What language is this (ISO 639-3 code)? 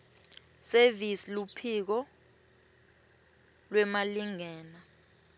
ssw